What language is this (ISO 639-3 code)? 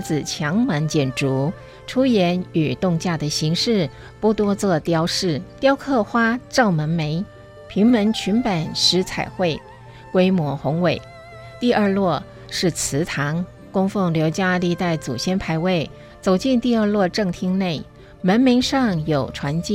zho